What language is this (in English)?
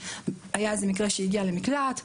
Hebrew